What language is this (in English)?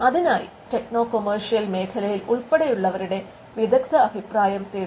Malayalam